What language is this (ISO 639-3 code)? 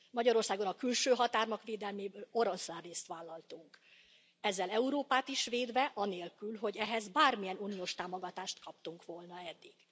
hun